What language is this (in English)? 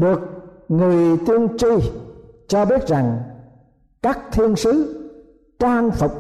Vietnamese